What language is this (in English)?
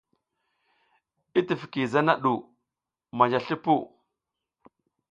South Giziga